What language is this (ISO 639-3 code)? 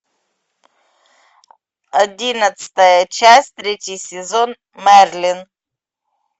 rus